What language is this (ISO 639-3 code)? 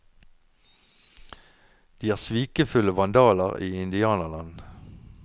nor